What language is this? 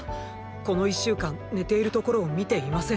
Japanese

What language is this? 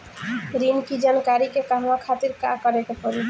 Bhojpuri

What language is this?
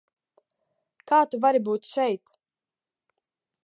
Latvian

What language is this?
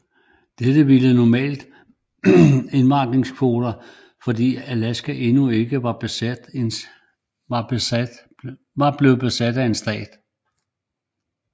Danish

